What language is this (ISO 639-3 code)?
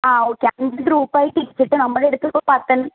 mal